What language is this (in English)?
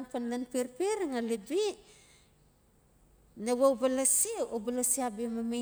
Notsi